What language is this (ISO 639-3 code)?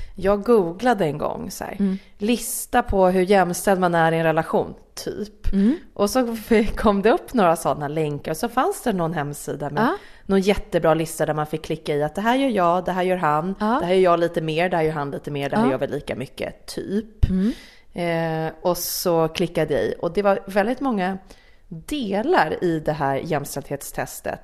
swe